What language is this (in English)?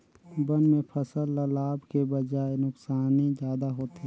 Chhattisgarhi